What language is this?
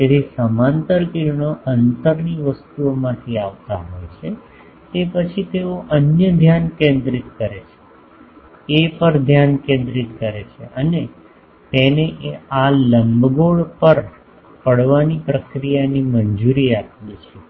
Gujarati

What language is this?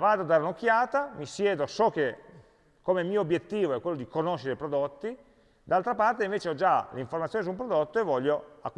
Italian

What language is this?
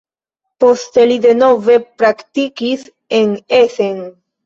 Esperanto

